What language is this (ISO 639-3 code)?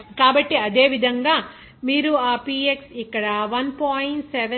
tel